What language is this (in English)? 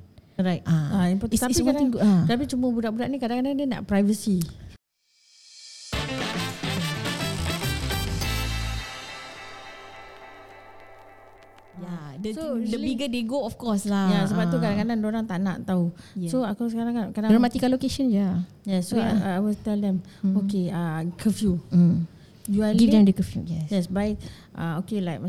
Malay